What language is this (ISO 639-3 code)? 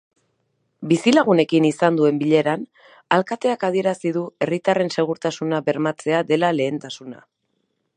eus